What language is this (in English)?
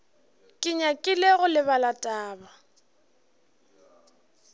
Northern Sotho